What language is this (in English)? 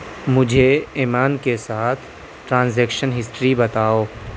Urdu